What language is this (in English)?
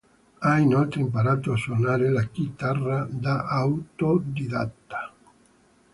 Italian